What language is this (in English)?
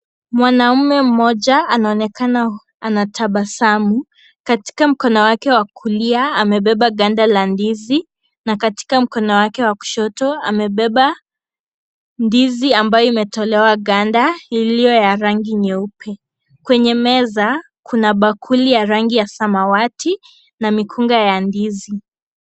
Swahili